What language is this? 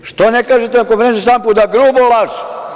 Serbian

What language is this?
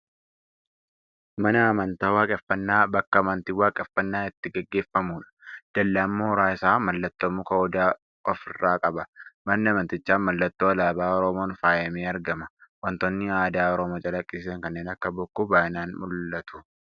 Oromo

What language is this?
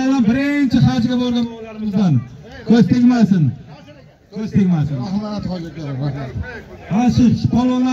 Turkish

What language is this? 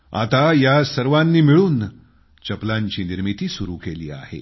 Marathi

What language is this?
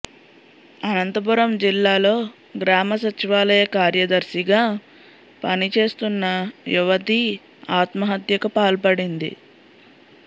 Telugu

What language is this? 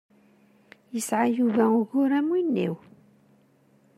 Kabyle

